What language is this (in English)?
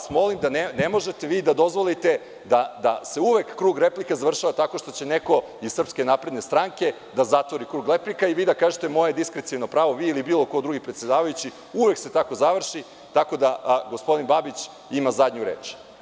Serbian